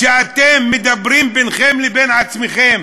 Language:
Hebrew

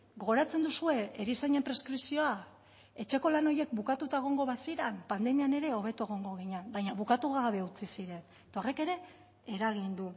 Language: Basque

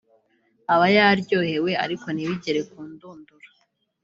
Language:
Kinyarwanda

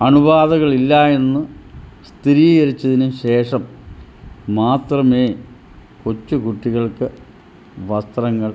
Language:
Malayalam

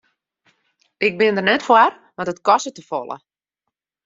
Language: Western Frisian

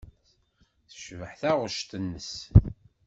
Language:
Kabyle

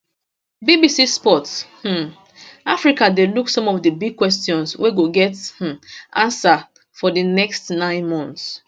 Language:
Nigerian Pidgin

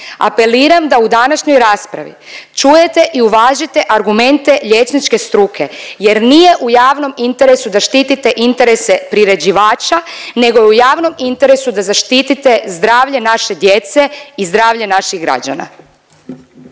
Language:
Croatian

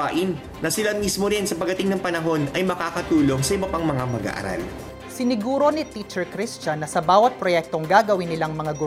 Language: Filipino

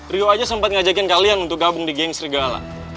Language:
Indonesian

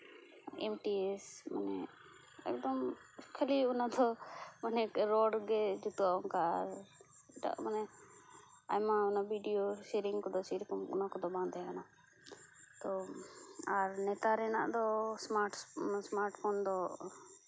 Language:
Santali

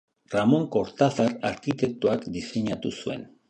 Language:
Basque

